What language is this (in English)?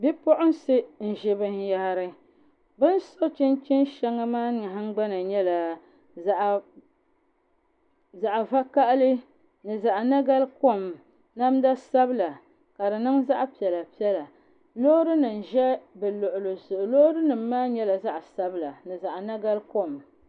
Dagbani